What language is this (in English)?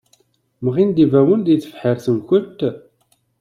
Kabyle